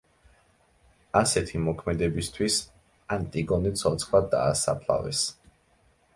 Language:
Georgian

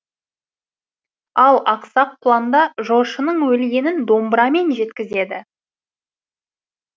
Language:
Kazakh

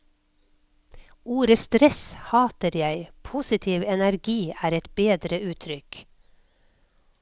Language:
Norwegian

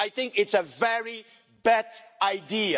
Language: English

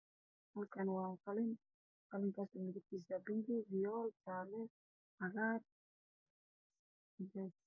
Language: Somali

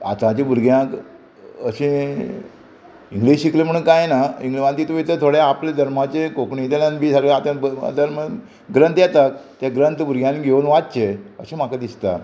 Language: Konkani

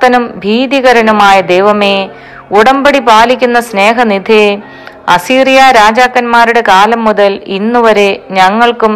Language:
Malayalam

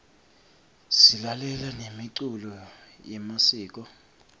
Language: Swati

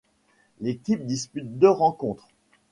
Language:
French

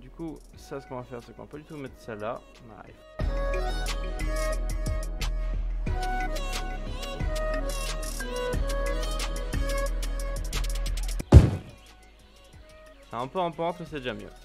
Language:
French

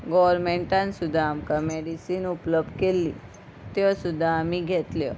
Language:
Konkani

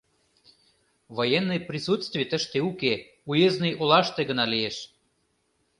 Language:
Mari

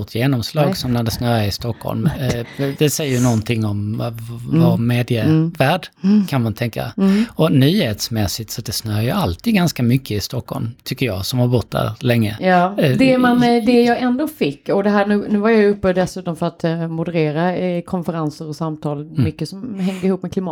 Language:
Swedish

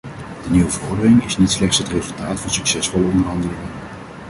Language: Dutch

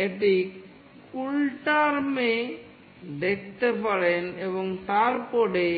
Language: Bangla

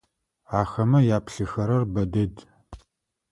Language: Adyghe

